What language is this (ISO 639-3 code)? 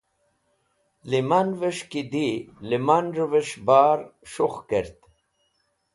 wbl